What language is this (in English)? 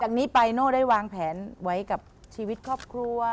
Thai